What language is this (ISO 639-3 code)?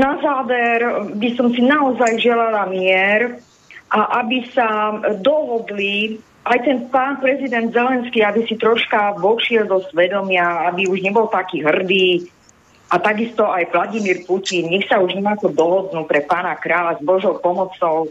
slk